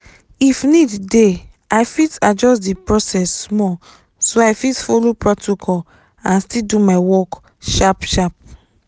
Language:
Nigerian Pidgin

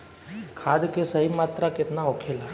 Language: Bhojpuri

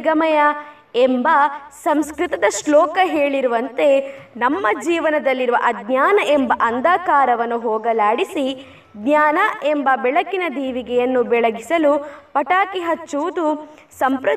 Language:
Kannada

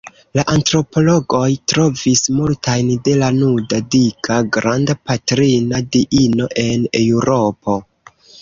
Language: Esperanto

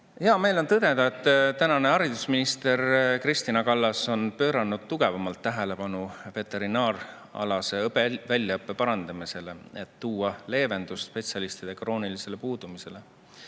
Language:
Estonian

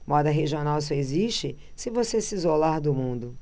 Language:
Portuguese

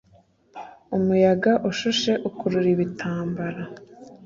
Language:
Kinyarwanda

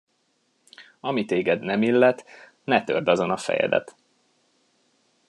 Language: Hungarian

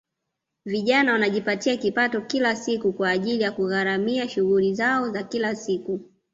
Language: Swahili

